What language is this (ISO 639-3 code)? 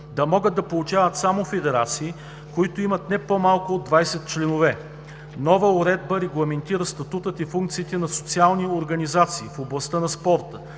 bul